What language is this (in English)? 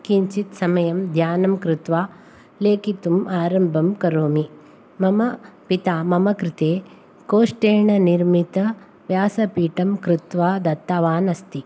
Sanskrit